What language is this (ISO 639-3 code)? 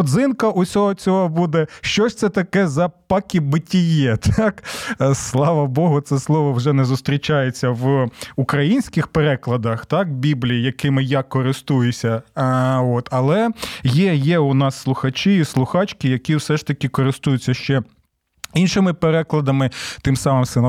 ukr